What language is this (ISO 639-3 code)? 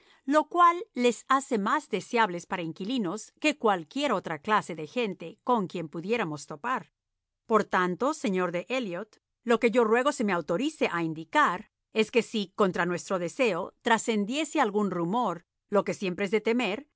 spa